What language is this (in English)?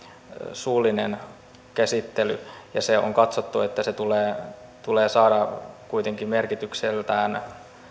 Finnish